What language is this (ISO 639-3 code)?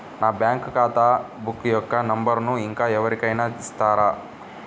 tel